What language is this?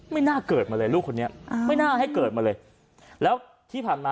Thai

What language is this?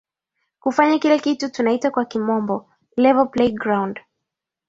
Swahili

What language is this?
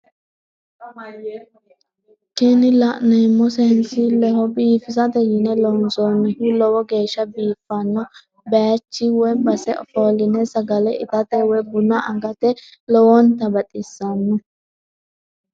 Sidamo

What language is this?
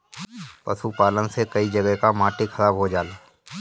Bhojpuri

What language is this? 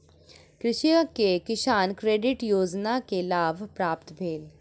Maithili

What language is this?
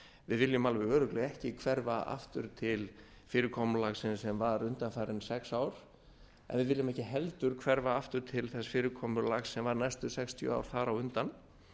Icelandic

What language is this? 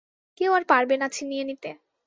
Bangla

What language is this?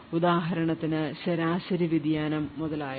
Malayalam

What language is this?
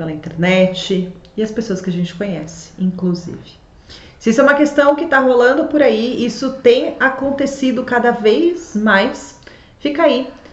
Portuguese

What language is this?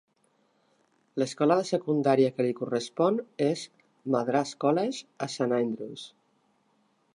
Catalan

